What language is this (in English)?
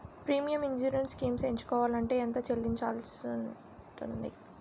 Telugu